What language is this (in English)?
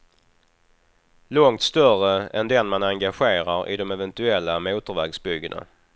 Swedish